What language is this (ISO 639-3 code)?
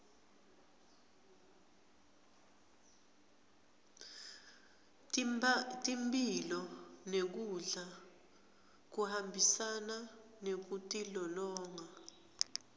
ssw